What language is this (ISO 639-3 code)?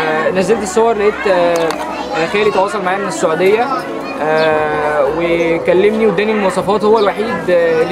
ara